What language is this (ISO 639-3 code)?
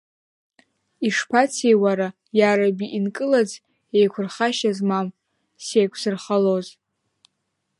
abk